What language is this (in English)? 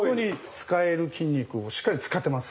Japanese